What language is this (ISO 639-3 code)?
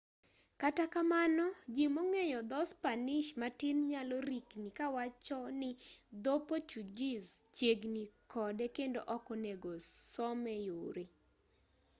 luo